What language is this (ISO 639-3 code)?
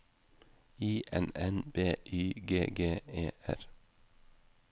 nor